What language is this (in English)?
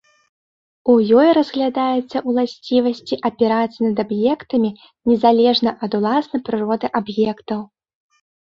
Belarusian